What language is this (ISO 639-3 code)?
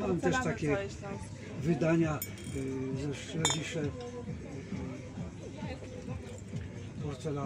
pol